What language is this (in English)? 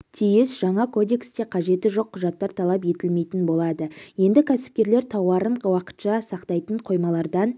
Kazakh